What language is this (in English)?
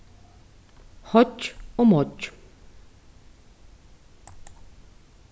Faroese